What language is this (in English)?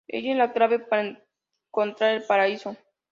Spanish